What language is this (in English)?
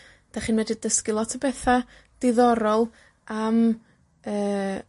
Welsh